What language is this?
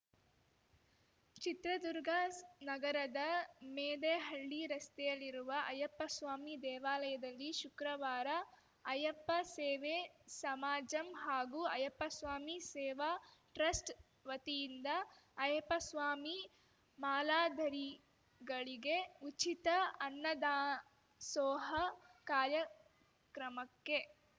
Kannada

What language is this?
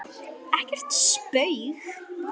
Icelandic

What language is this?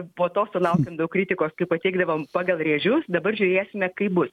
Lithuanian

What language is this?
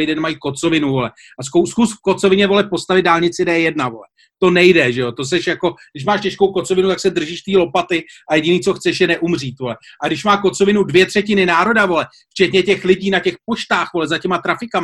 Czech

